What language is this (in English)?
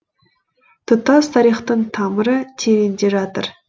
Kazakh